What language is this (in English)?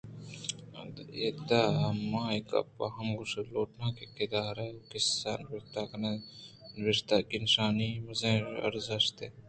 Eastern Balochi